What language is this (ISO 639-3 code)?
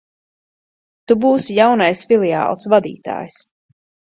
lav